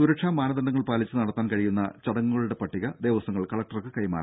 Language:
Malayalam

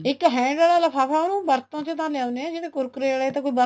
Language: Punjabi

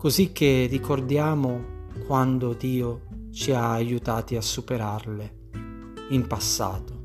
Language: Italian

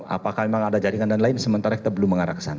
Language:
Indonesian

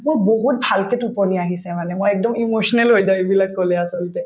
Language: Assamese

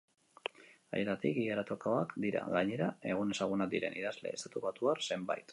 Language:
Basque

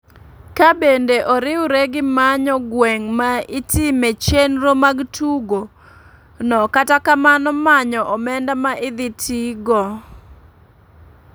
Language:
Luo (Kenya and Tanzania)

